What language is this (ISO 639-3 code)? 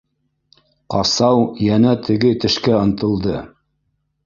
bak